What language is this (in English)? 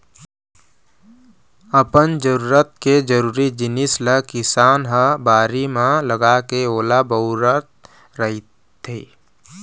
Chhattisgarhi